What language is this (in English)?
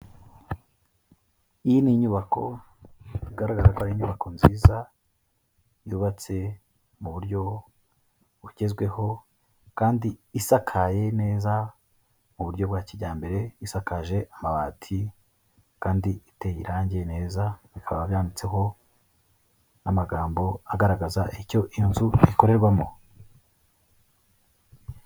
Kinyarwanda